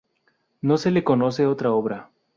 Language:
Spanish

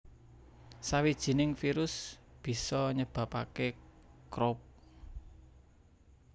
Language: Javanese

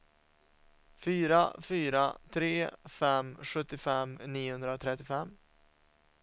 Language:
Swedish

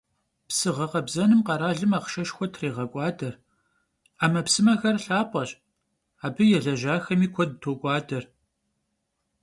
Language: Kabardian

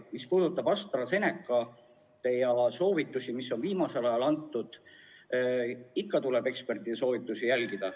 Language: Estonian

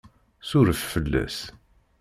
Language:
Kabyle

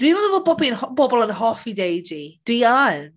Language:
Welsh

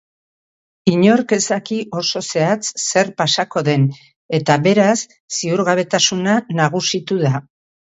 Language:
Basque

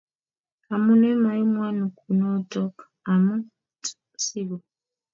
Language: Kalenjin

